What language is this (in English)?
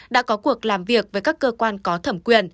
Vietnamese